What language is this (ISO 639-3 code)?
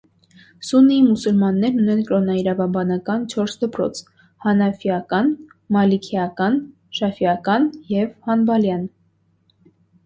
hye